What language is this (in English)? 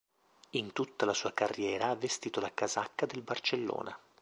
Italian